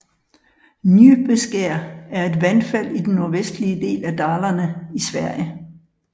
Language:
Danish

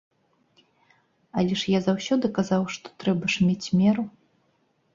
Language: Belarusian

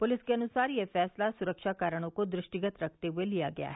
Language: Hindi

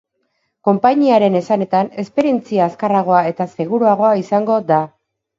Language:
Basque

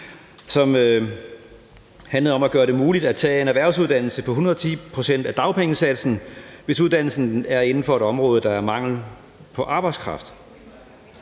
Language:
Danish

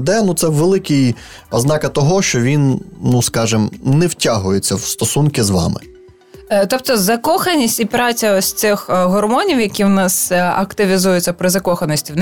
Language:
Ukrainian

